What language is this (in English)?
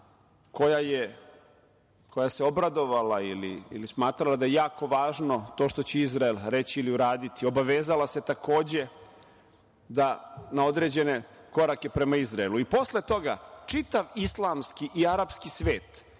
Serbian